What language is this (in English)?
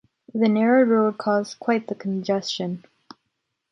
English